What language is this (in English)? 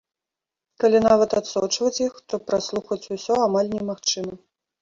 Belarusian